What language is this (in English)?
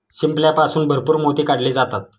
Marathi